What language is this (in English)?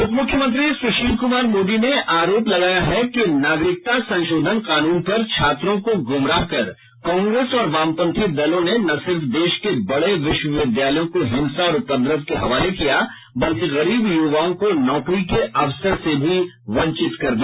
Hindi